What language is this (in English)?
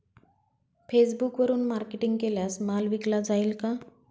Marathi